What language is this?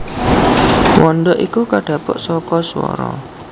Javanese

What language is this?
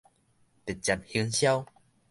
Min Nan Chinese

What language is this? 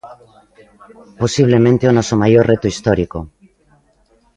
Galician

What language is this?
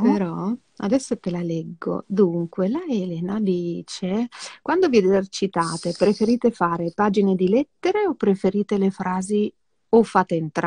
Italian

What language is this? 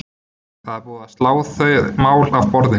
Icelandic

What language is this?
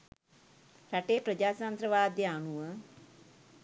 Sinhala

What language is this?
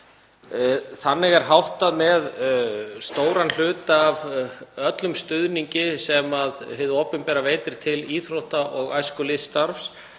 Icelandic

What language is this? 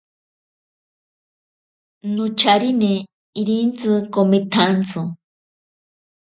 Ashéninka Perené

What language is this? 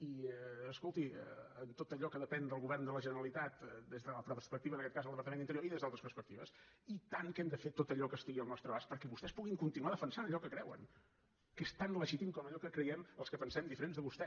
Catalan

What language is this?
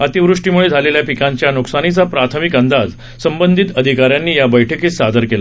Marathi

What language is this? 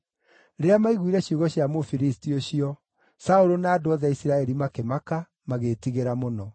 Kikuyu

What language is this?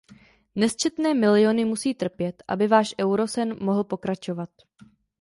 Czech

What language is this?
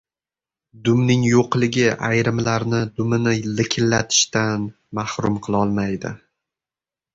Uzbek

